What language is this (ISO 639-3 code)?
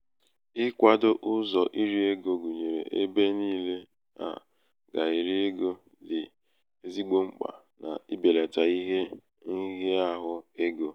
ibo